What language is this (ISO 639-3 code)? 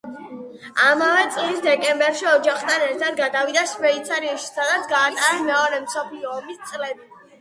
kat